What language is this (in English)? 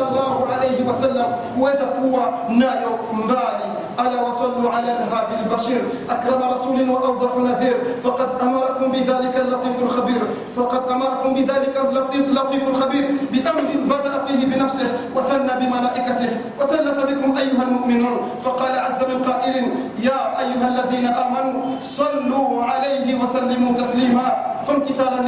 Swahili